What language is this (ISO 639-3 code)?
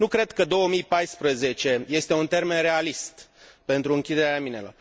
ron